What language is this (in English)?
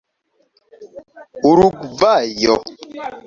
Esperanto